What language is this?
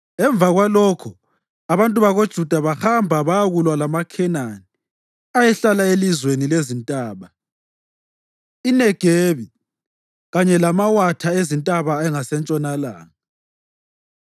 North Ndebele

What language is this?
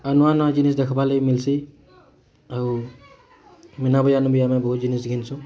Odia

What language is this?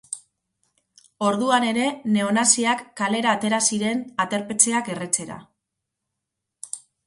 Basque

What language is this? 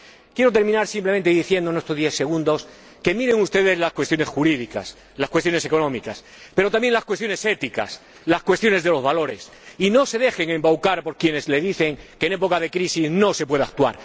Spanish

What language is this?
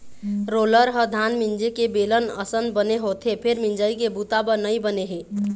Chhattisgarhi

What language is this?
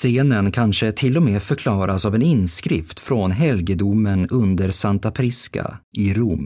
Swedish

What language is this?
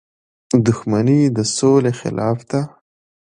Pashto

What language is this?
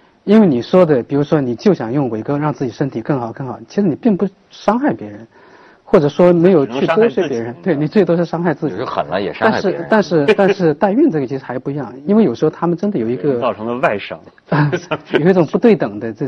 Chinese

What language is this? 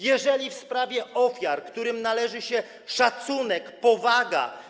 Polish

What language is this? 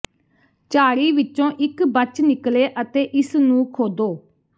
Punjabi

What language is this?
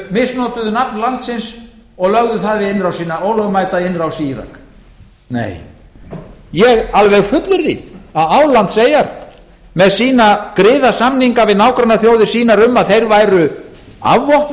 Icelandic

